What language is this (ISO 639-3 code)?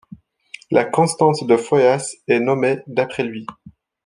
fra